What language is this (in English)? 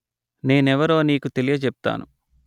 Telugu